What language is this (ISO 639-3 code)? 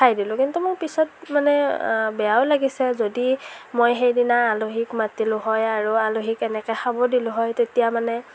asm